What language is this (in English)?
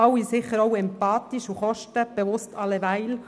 Swiss German